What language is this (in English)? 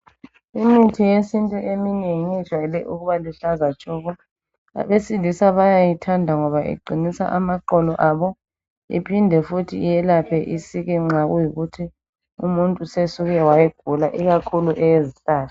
North Ndebele